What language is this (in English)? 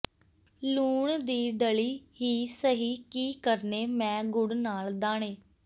Punjabi